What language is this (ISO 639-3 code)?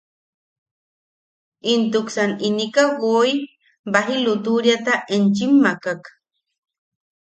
yaq